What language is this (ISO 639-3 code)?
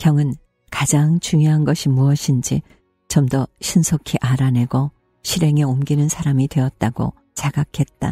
kor